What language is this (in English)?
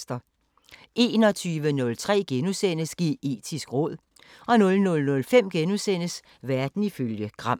Danish